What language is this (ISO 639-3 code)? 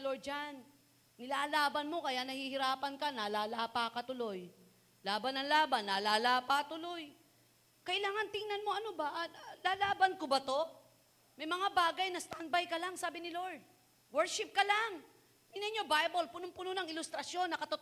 fil